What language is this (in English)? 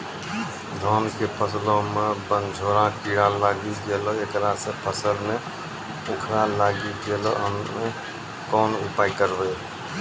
Maithili